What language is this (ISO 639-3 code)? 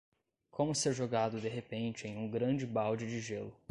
por